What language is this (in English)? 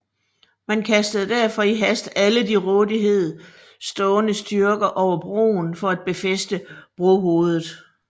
Danish